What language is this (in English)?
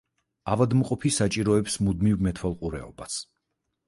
Georgian